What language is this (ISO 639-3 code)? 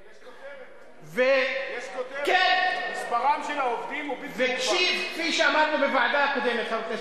heb